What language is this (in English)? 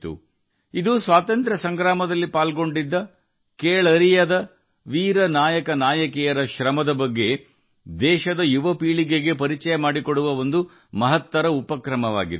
Kannada